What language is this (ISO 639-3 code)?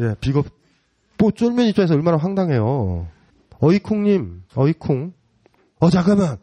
kor